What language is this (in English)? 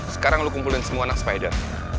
Indonesian